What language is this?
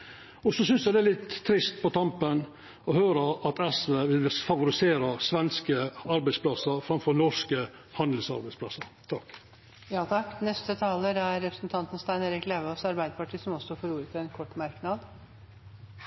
Norwegian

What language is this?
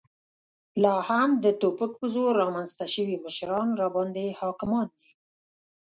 Pashto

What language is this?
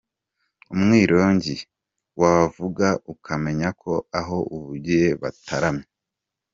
Kinyarwanda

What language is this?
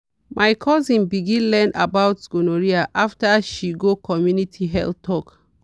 Nigerian Pidgin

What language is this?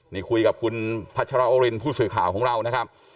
Thai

